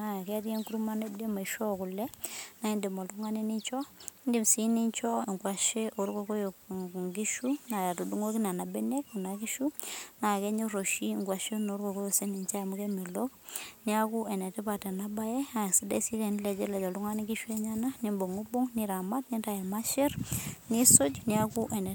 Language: Masai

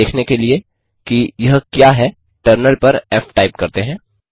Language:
Hindi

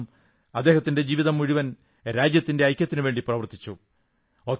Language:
Malayalam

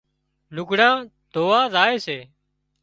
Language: Wadiyara Koli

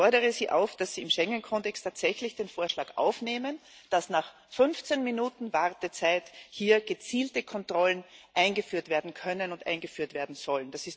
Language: German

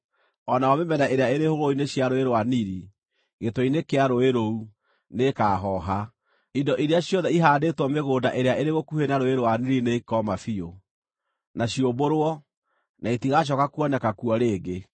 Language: Kikuyu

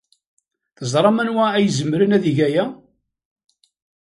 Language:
Kabyle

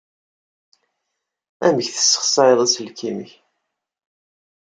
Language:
Kabyle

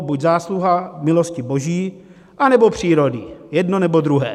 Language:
Czech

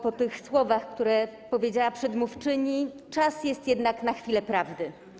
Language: Polish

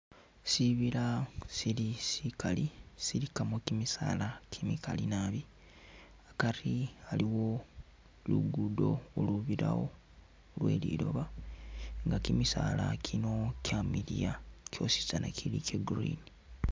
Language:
Masaaba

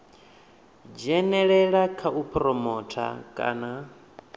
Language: Venda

